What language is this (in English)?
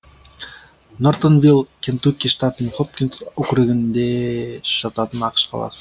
Kazakh